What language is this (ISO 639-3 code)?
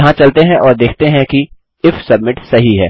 hin